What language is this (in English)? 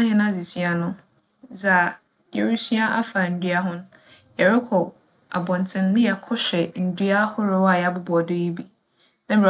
Akan